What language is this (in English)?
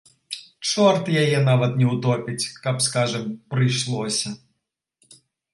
Belarusian